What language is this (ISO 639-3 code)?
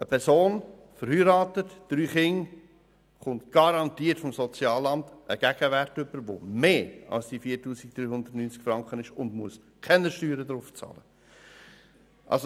gsw